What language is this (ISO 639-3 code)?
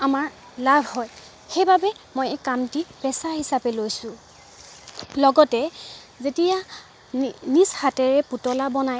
asm